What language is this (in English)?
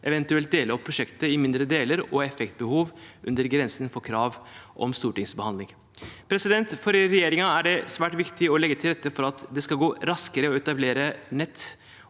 Norwegian